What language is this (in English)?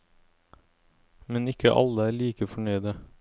Norwegian